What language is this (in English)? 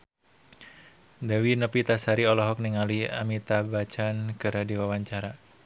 Sundanese